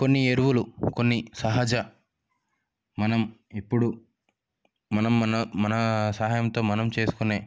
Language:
Telugu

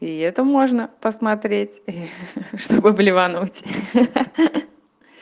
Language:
Russian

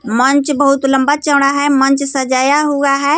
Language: Hindi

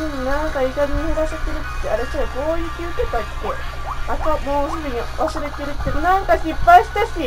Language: Japanese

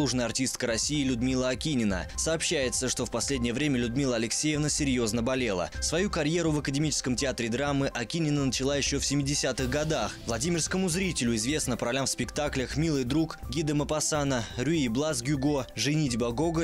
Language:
Russian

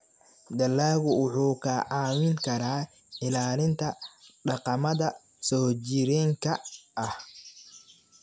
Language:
Somali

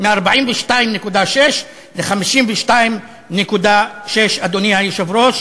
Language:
Hebrew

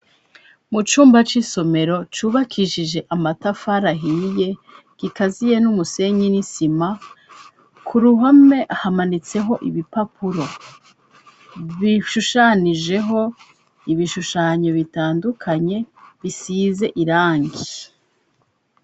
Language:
Rundi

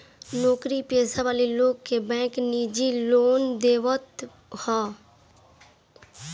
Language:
Bhojpuri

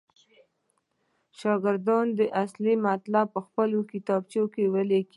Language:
Pashto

